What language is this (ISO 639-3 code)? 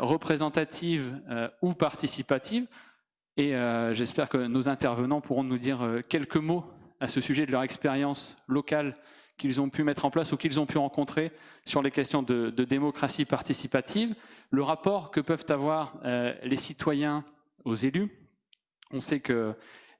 fra